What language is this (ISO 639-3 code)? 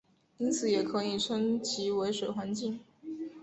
zho